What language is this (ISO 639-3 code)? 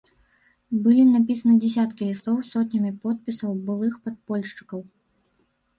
bel